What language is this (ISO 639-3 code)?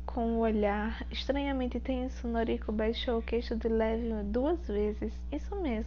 por